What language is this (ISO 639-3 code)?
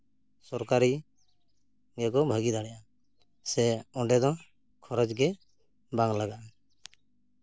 sat